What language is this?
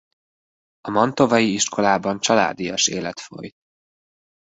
Hungarian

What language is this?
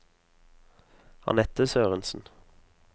Norwegian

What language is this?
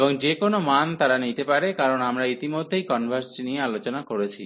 Bangla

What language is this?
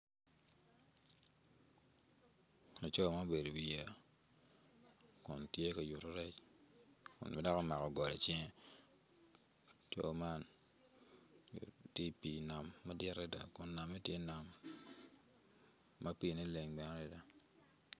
Acoli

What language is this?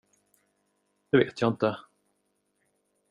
Swedish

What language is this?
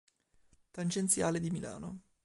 Italian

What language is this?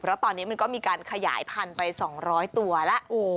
Thai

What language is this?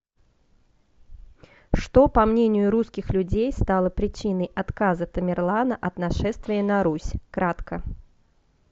Russian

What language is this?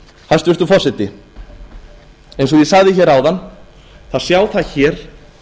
Icelandic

